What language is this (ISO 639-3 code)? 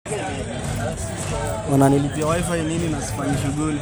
mas